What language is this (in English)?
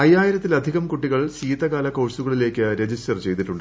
Malayalam